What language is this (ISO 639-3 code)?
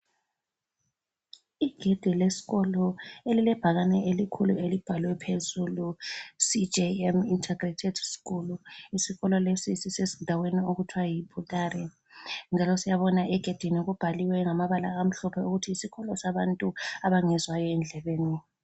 nde